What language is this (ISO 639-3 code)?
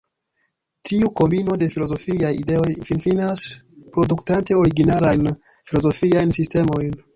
epo